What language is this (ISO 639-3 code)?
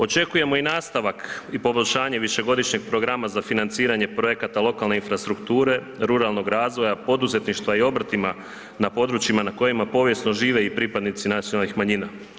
hrv